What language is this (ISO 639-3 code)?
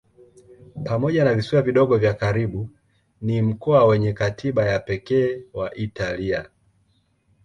swa